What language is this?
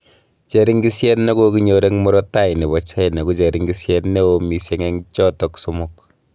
Kalenjin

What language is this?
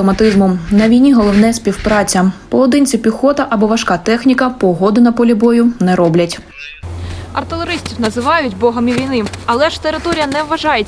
Ukrainian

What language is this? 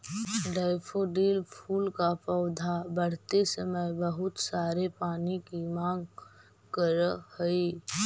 Magahi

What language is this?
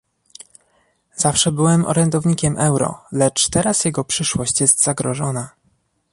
Polish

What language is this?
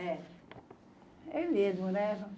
Portuguese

